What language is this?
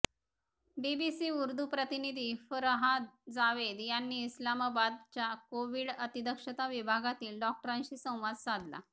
Marathi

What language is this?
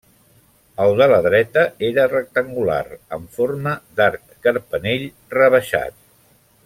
Catalan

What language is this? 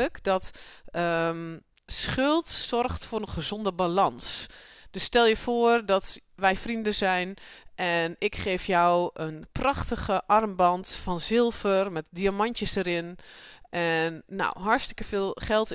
Dutch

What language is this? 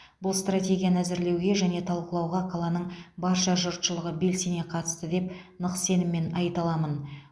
Kazakh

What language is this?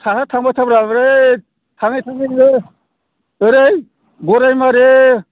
Bodo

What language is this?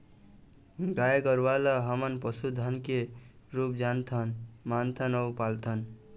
Chhattisgarhi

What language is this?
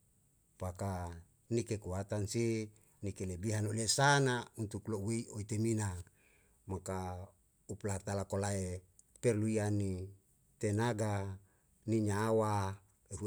Yalahatan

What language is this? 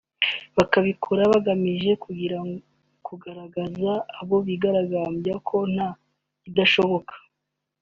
Kinyarwanda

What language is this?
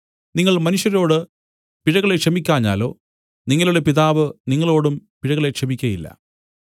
Malayalam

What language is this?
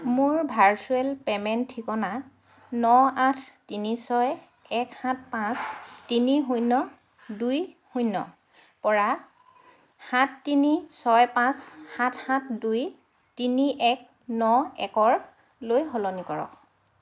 Assamese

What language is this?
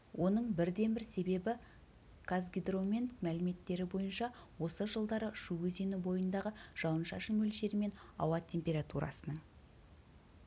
Kazakh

